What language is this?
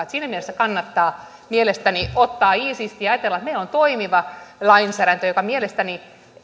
Finnish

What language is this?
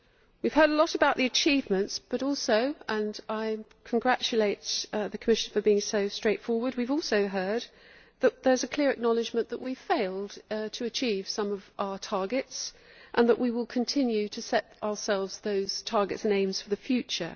English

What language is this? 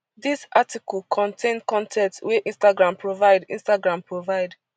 Nigerian Pidgin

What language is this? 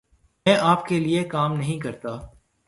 Urdu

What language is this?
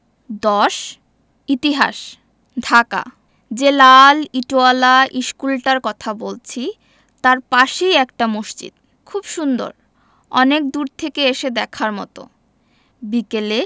Bangla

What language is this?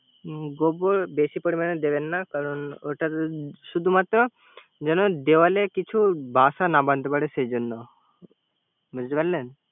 Bangla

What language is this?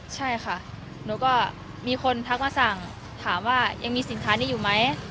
Thai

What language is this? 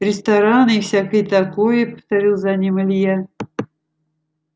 Russian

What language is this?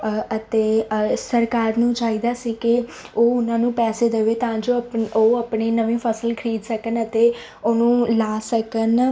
Punjabi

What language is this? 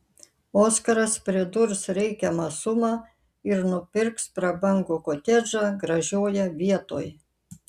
Lithuanian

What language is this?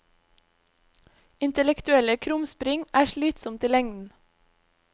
Norwegian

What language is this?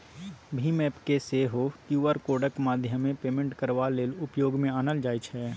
Maithili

